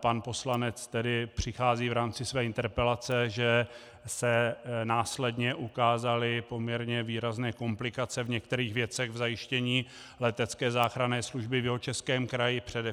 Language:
Czech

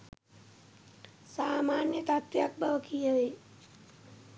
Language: Sinhala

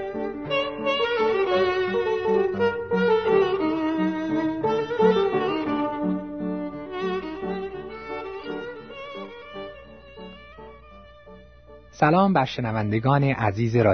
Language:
Persian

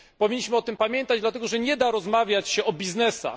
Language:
Polish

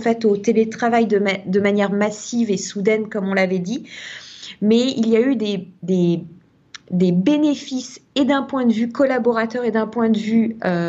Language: French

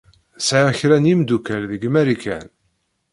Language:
Kabyle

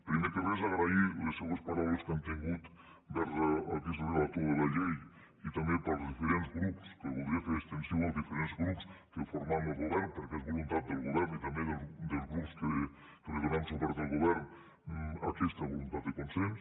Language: Catalan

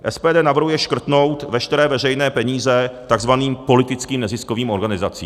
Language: Czech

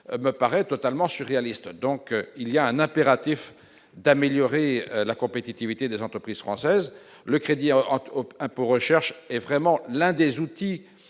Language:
French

